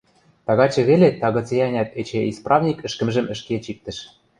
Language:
Western Mari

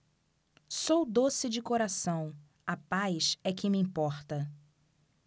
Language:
Portuguese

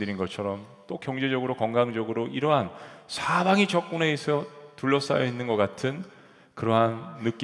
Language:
Korean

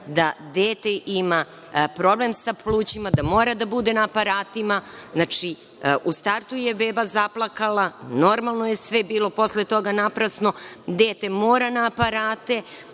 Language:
Serbian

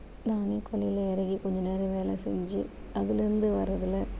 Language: Tamil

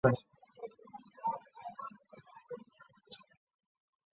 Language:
Chinese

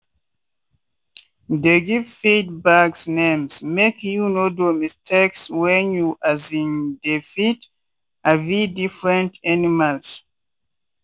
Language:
Nigerian Pidgin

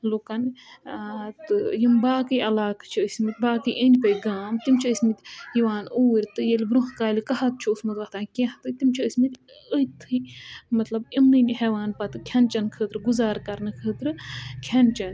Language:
Kashmiri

